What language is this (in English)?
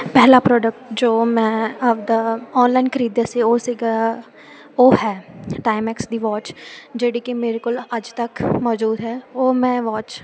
Punjabi